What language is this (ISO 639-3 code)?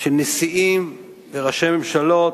heb